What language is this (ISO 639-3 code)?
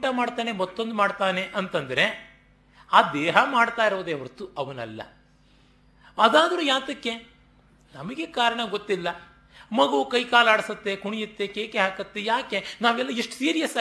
kan